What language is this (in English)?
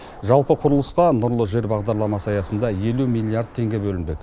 Kazakh